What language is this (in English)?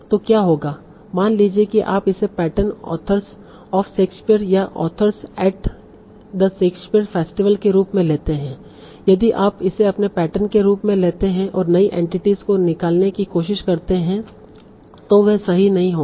Hindi